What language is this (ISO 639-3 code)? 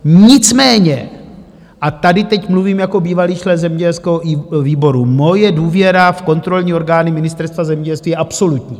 ces